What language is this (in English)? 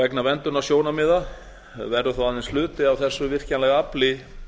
Icelandic